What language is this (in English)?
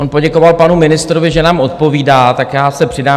Czech